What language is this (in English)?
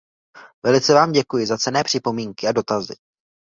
Czech